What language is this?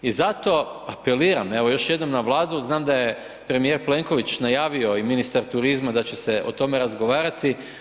Croatian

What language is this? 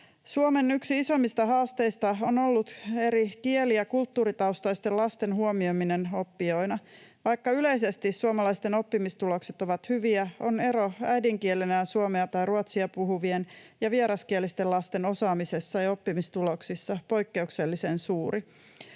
Finnish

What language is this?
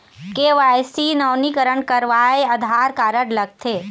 Chhattisgarhi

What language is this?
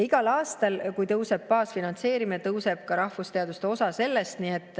Estonian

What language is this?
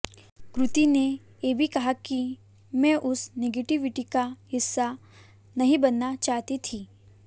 Hindi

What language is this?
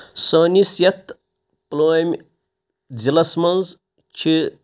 Kashmiri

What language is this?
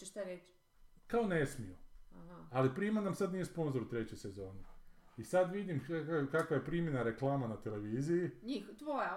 Croatian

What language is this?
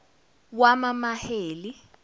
Zulu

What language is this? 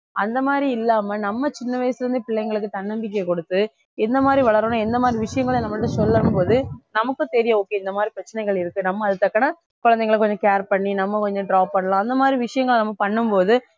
Tamil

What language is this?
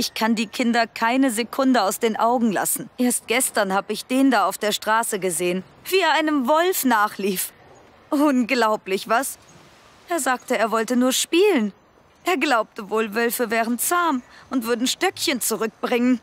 German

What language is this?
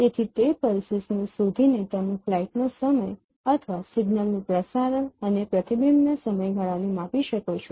Gujarati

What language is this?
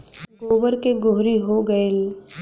Bhojpuri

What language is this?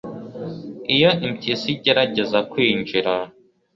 Kinyarwanda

